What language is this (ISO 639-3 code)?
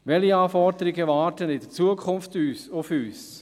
gsw